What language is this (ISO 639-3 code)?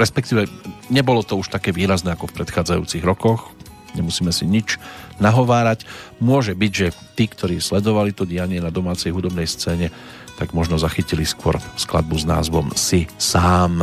slk